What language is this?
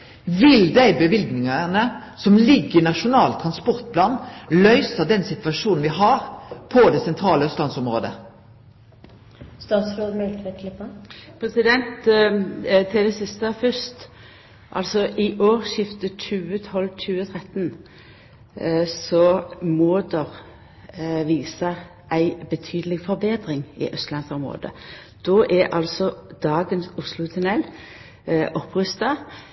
Norwegian Nynorsk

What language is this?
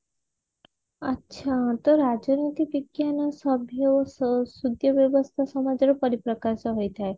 Odia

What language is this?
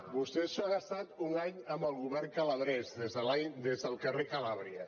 Catalan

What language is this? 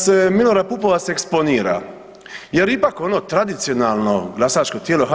Croatian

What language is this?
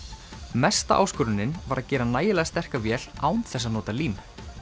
Icelandic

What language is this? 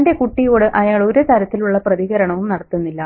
Malayalam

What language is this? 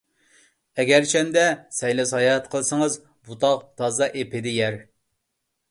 Uyghur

